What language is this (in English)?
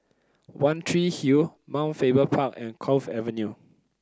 English